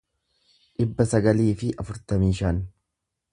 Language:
Oromo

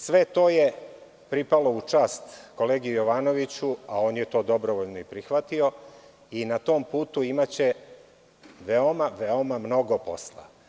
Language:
Serbian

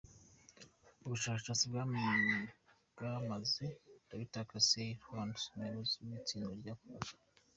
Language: Kinyarwanda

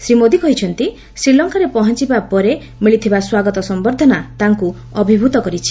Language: Odia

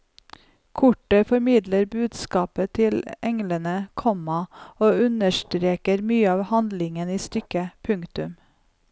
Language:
Norwegian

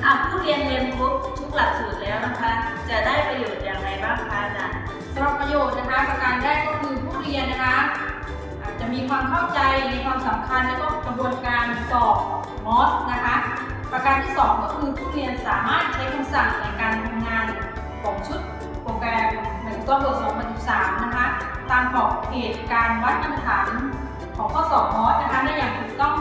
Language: Thai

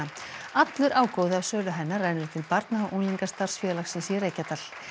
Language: Icelandic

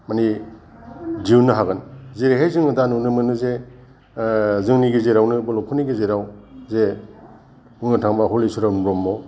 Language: Bodo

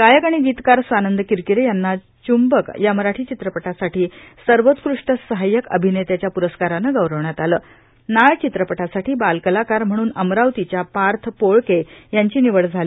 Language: Marathi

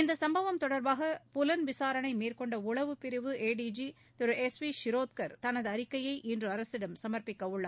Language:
Tamil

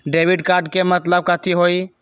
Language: Magahi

